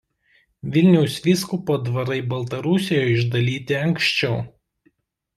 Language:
Lithuanian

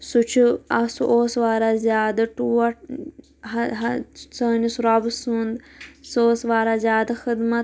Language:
Kashmiri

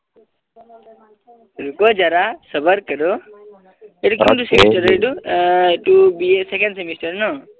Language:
Assamese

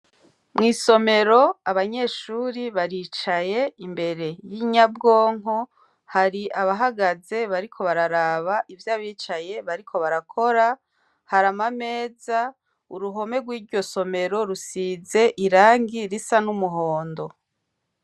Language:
Rundi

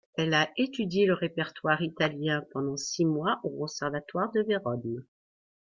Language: French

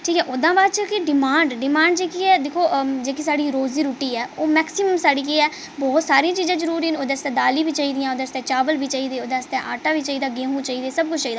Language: Dogri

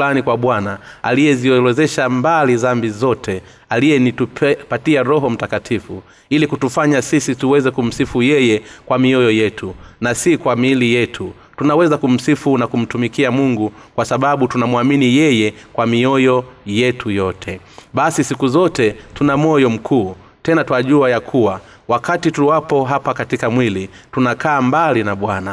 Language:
Swahili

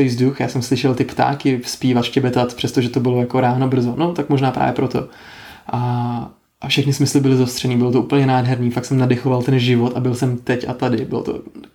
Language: Czech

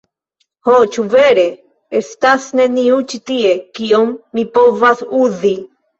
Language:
Esperanto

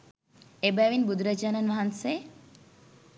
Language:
Sinhala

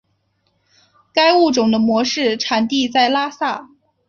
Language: Chinese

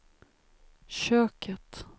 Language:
Swedish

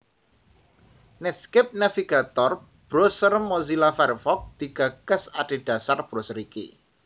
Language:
Javanese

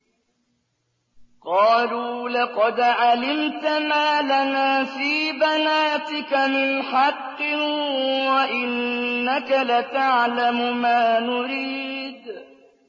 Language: Arabic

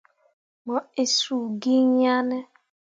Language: Mundang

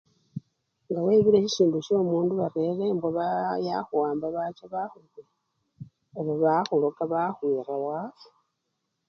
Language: Luyia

